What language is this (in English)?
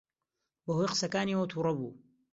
Central Kurdish